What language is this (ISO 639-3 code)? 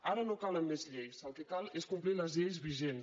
cat